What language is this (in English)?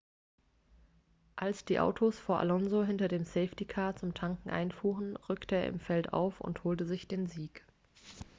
German